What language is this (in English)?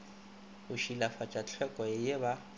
Northern Sotho